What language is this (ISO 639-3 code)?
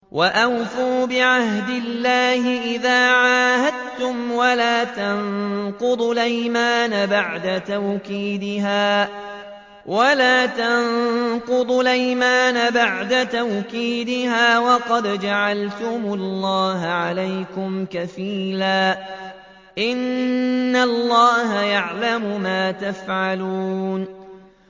ara